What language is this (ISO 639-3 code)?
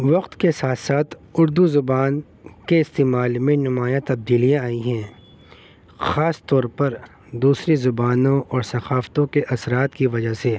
urd